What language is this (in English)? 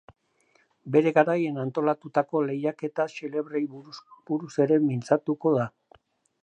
Basque